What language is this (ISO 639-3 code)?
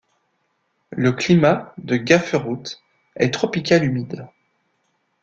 fra